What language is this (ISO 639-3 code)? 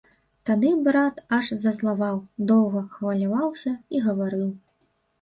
bel